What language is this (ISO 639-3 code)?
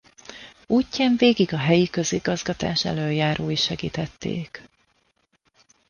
hun